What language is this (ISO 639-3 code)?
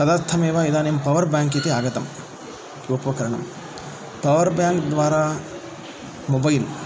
san